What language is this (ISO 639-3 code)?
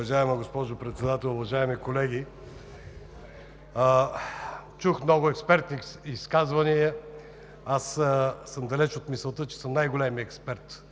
bul